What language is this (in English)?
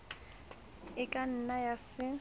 Southern Sotho